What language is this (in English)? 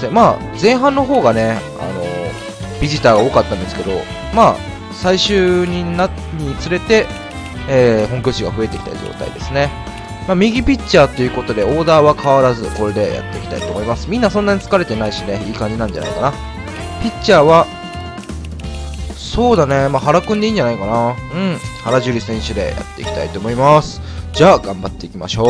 Japanese